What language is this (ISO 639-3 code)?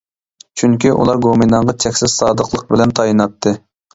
uig